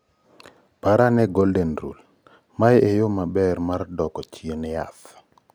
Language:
Luo (Kenya and Tanzania)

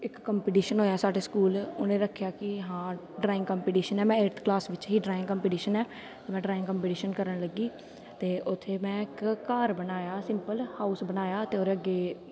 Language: Dogri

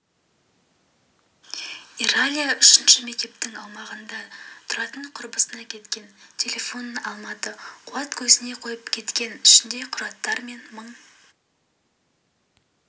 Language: Kazakh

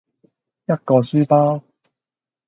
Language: Cantonese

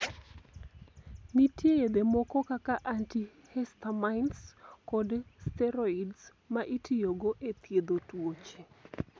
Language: Luo (Kenya and Tanzania)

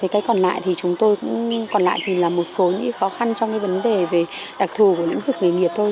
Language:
Vietnamese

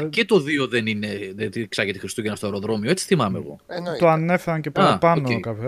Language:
Greek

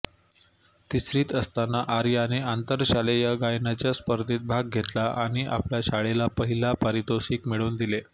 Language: Marathi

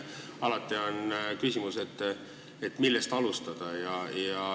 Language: Estonian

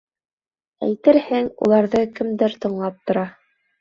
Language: Bashkir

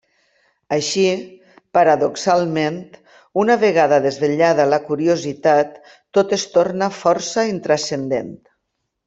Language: Catalan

